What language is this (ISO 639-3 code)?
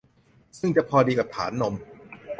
tha